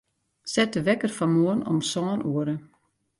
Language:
Western Frisian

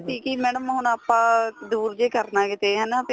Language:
Punjabi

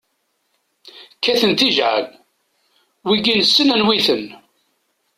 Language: Kabyle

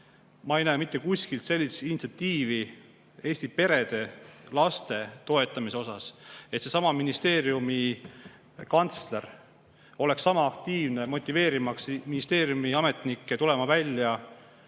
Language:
Estonian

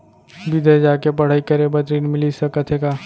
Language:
Chhattisgarhi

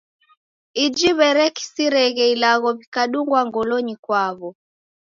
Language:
Taita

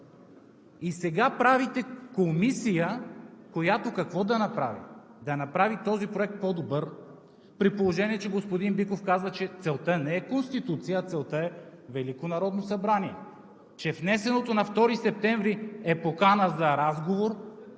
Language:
Bulgarian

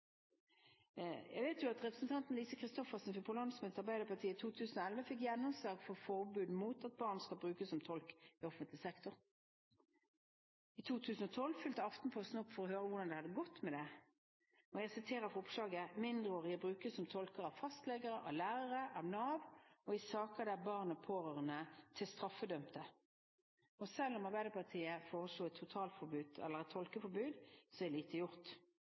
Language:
Norwegian Bokmål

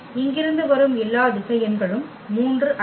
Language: Tamil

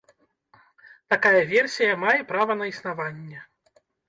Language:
Belarusian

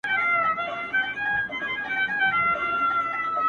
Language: Pashto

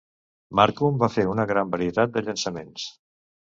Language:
Catalan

